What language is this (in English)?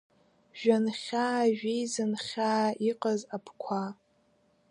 Abkhazian